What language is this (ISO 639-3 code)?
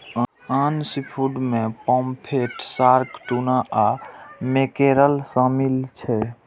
mai